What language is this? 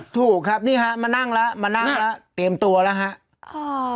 Thai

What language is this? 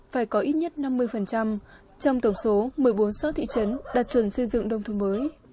Vietnamese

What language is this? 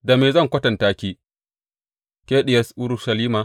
Hausa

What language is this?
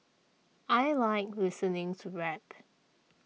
English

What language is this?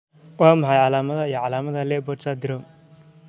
Somali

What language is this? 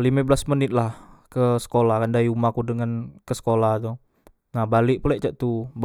Musi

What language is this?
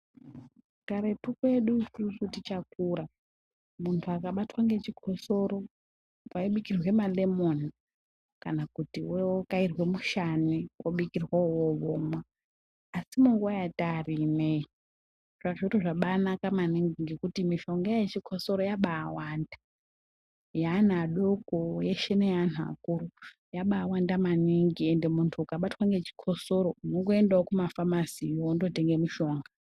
Ndau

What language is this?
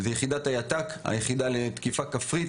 Hebrew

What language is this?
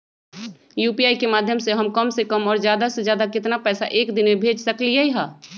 Magahi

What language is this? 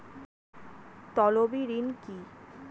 Bangla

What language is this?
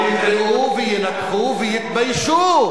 Hebrew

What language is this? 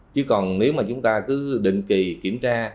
Vietnamese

